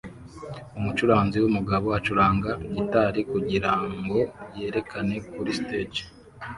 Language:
Kinyarwanda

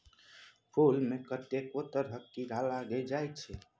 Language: Maithili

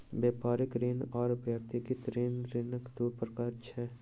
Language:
Maithili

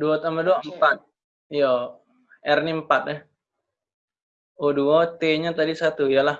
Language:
Indonesian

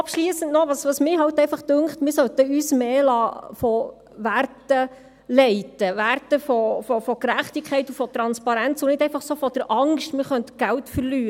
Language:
Swiss German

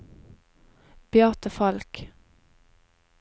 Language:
Norwegian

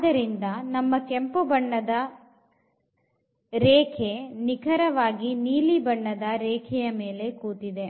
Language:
Kannada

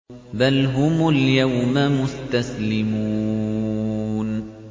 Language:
Arabic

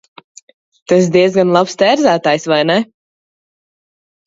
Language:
Latvian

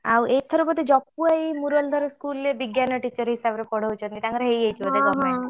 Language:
Odia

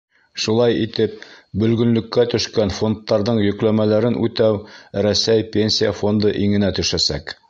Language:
Bashkir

